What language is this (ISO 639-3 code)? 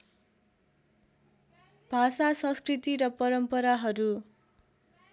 nep